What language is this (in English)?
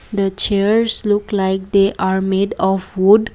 English